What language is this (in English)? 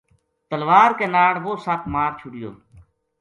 Gujari